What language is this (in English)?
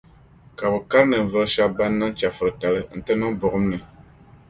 Dagbani